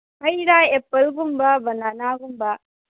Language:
Manipuri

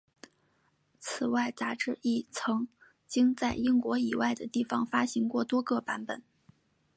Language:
Chinese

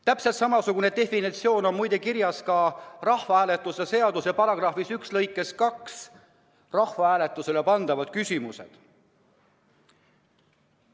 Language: Estonian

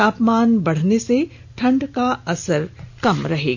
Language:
Hindi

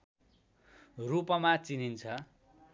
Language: Nepali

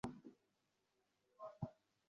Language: Bangla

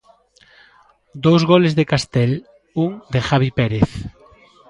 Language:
Galician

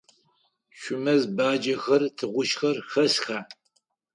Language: Adyghe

